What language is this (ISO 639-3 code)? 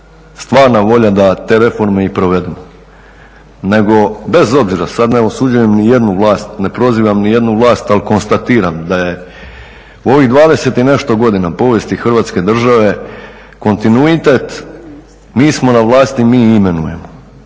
hrv